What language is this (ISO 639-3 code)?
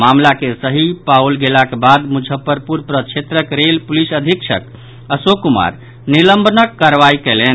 mai